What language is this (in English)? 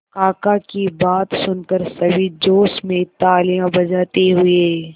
Hindi